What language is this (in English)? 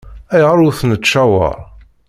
Kabyle